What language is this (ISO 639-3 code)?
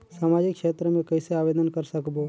hne